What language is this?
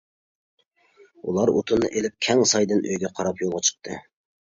Uyghur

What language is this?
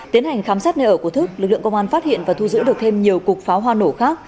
Vietnamese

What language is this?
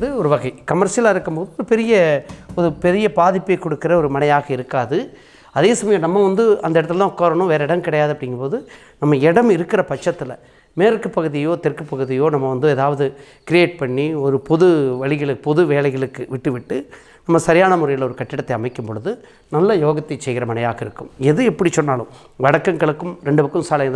Tamil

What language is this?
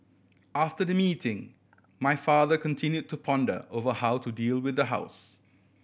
English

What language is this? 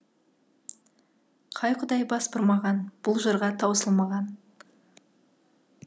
Kazakh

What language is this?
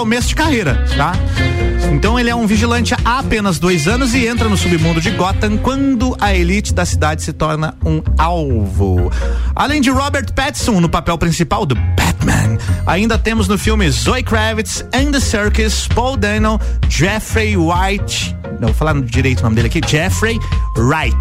Portuguese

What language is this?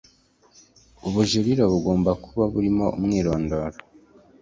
Kinyarwanda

